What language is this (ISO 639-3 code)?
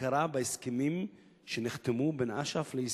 heb